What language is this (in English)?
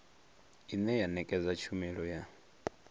Venda